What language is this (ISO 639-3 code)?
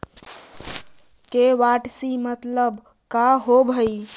mag